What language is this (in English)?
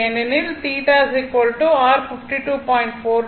Tamil